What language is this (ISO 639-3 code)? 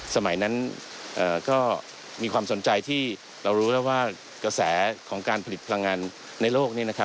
tha